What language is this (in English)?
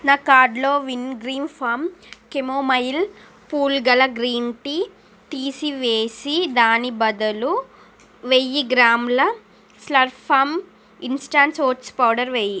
Telugu